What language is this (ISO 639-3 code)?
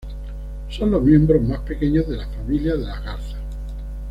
spa